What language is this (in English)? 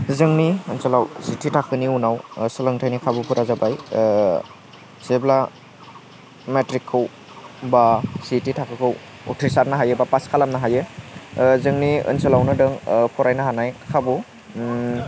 Bodo